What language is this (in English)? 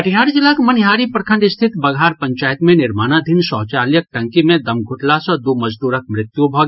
Maithili